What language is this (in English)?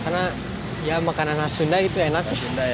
Indonesian